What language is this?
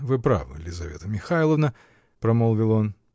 Russian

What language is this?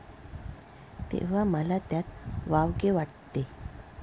Marathi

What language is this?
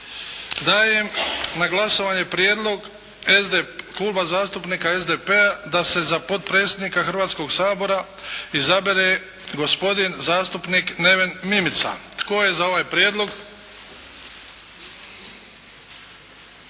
Croatian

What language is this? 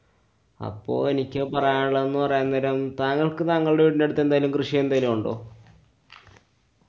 Malayalam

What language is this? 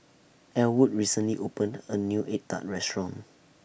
English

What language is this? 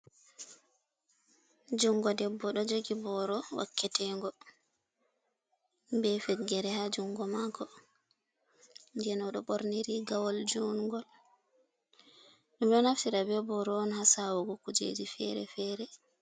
Fula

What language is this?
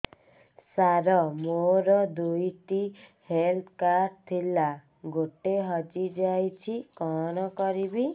Odia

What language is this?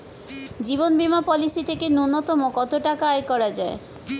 Bangla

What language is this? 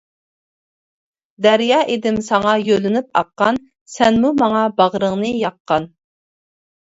Uyghur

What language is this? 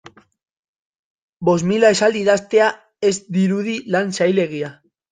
Basque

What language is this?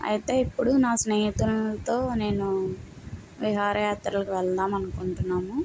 Telugu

